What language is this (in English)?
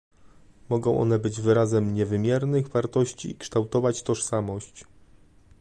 Polish